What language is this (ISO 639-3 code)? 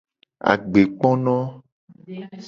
gej